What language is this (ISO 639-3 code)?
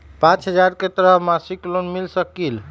mag